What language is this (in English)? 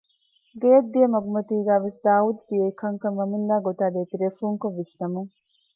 Divehi